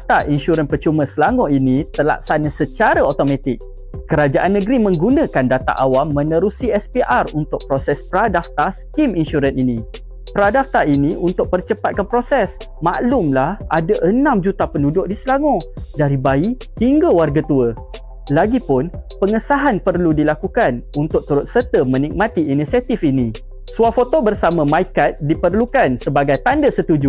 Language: Malay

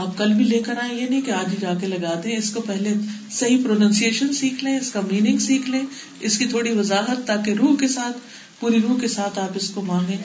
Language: Urdu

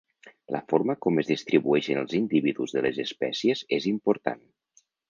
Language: Catalan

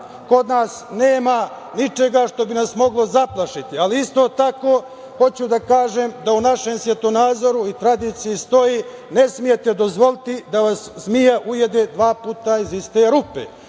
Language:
Serbian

